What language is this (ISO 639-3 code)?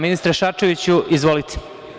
srp